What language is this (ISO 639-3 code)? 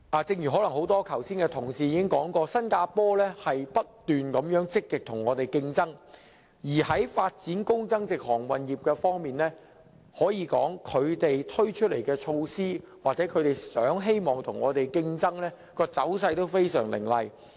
yue